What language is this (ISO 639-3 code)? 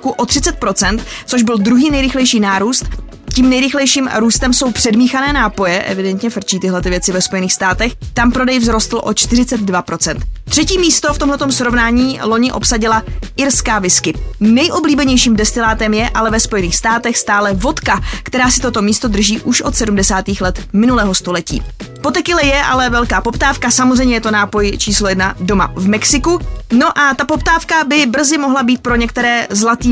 ces